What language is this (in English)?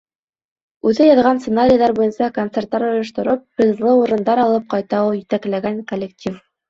Bashkir